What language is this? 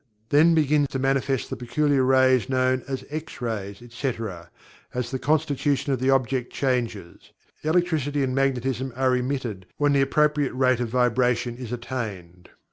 English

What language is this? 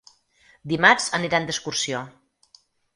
Catalan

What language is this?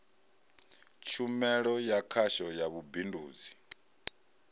Venda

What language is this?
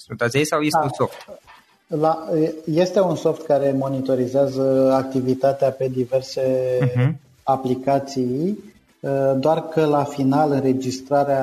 Romanian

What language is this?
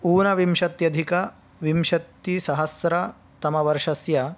Sanskrit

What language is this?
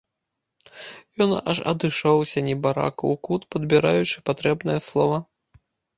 Belarusian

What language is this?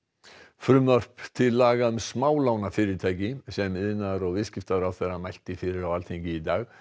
Icelandic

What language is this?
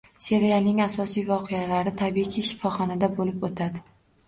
Uzbek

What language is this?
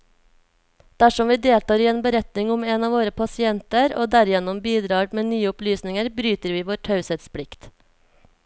Norwegian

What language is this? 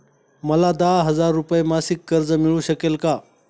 Marathi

